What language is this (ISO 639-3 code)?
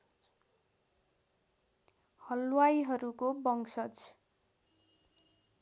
nep